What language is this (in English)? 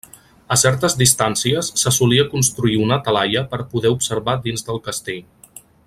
Catalan